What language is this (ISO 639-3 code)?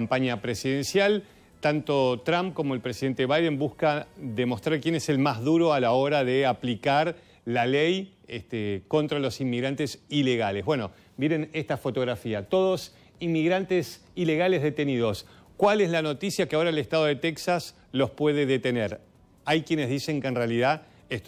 spa